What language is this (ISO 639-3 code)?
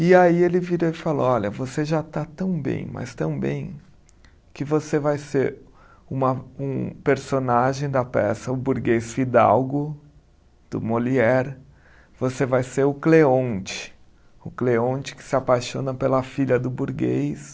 por